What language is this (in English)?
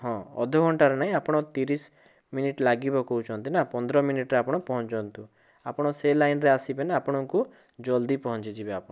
Odia